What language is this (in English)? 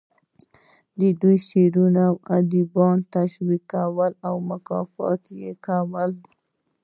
Pashto